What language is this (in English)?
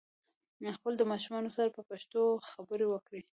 Pashto